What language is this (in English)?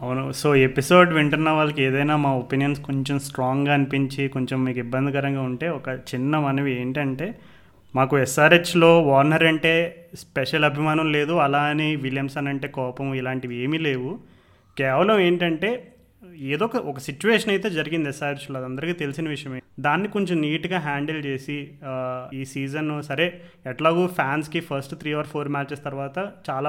Telugu